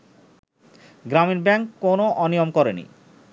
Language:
Bangla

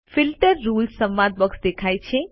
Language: Gujarati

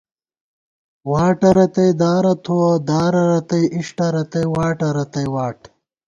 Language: Gawar-Bati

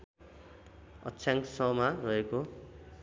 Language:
Nepali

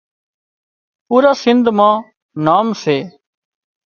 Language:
Wadiyara Koli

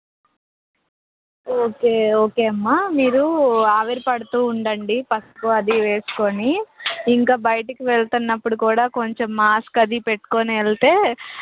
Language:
Telugu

